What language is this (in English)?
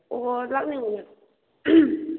Manipuri